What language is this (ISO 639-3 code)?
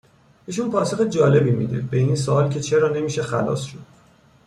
fas